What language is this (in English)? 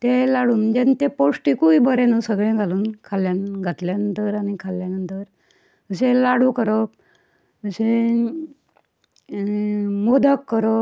Konkani